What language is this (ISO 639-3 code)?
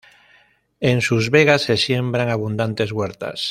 spa